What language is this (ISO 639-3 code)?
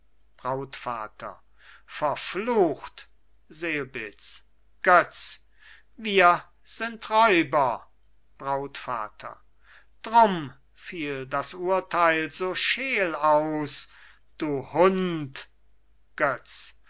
deu